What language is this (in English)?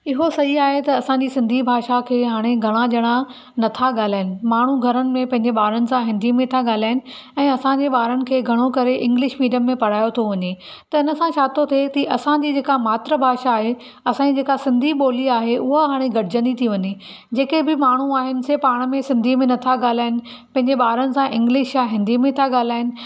Sindhi